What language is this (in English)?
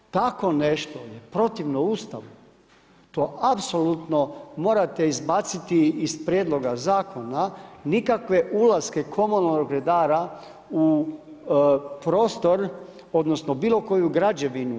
Croatian